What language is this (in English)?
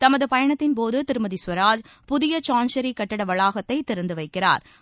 Tamil